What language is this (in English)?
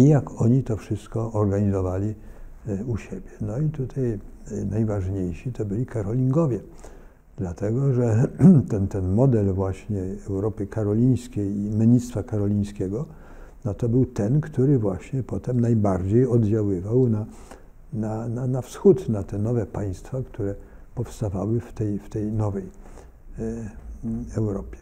Polish